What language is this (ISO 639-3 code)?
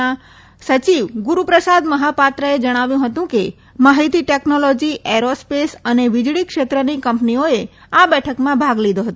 guj